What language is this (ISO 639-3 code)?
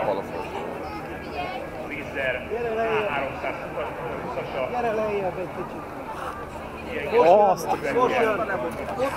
ara